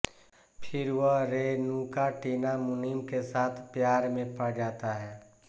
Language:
Hindi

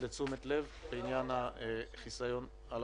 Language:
Hebrew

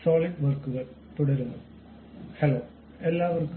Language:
Malayalam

